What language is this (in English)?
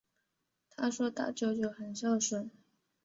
Chinese